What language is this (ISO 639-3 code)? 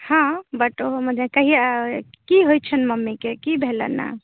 mai